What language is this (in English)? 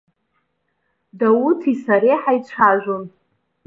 Abkhazian